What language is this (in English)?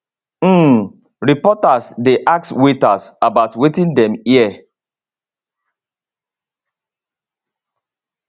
Nigerian Pidgin